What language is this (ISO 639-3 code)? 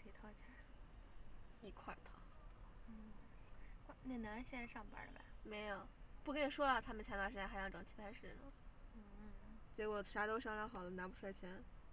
zho